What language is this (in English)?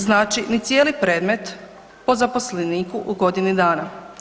Croatian